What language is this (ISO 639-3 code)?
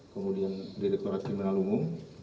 ind